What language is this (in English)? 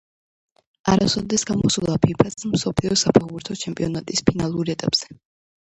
Georgian